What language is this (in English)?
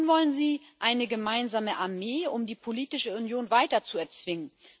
German